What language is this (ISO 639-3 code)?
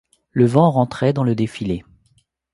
fra